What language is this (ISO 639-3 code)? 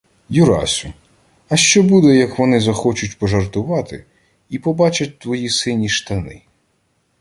ukr